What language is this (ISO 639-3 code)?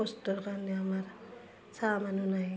asm